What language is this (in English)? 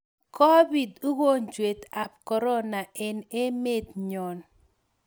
Kalenjin